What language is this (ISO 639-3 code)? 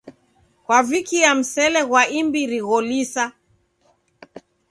dav